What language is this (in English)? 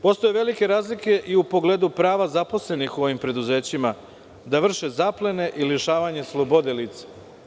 Serbian